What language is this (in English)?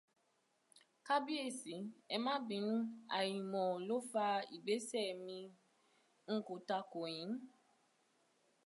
Yoruba